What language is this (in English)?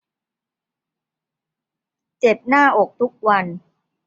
Thai